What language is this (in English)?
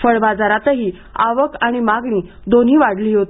Marathi